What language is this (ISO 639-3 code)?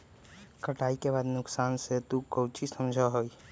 mag